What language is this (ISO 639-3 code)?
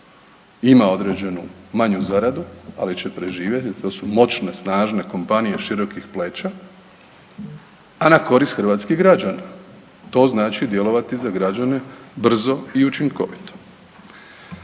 hrv